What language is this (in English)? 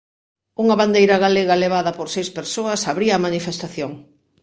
Galician